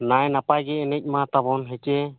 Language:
Santali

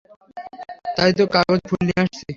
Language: Bangla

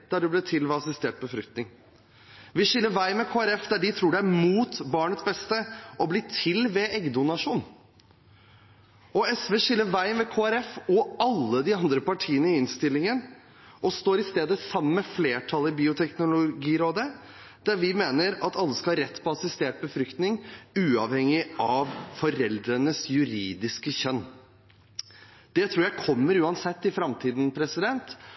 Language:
Norwegian Bokmål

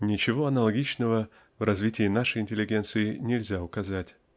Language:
Russian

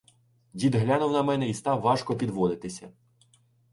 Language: Ukrainian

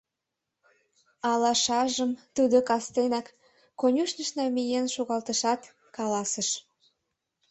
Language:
Mari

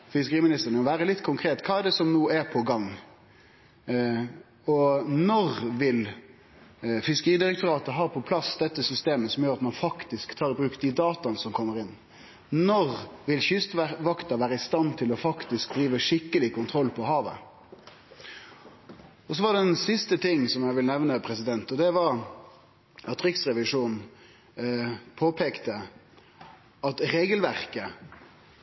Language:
Norwegian Nynorsk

